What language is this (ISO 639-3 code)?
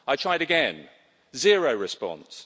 eng